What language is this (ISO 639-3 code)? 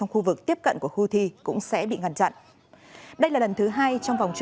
vie